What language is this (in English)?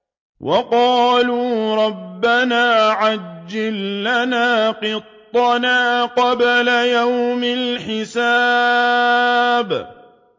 Arabic